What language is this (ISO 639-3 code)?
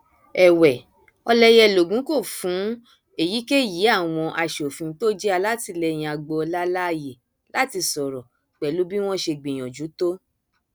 yor